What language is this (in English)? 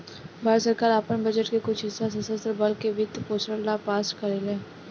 Bhojpuri